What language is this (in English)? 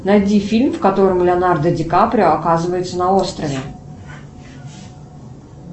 Russian